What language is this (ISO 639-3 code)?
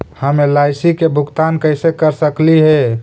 mag